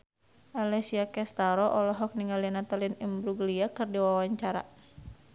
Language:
Sundanese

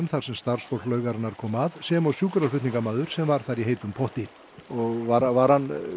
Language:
Icelandic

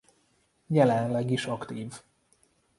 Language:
Hungarian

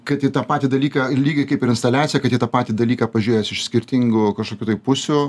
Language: Lithuanian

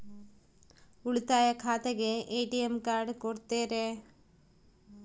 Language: Kannada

